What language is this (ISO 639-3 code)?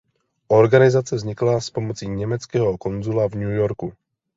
ces